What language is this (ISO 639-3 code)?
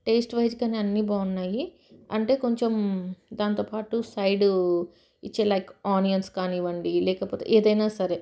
tel